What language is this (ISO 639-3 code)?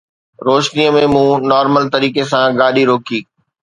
snd